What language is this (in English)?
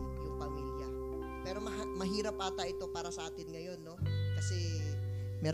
Filipino